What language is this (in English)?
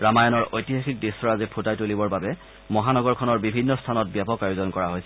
Assamese